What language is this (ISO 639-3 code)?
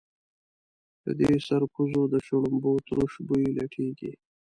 pus